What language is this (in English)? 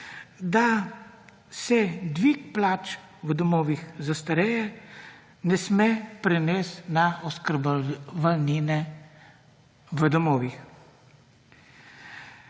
Slovenian